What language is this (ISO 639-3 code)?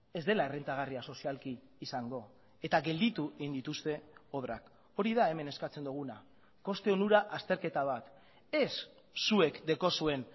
eus